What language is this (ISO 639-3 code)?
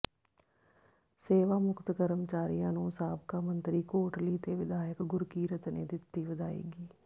pan